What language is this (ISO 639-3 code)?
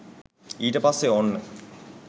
sin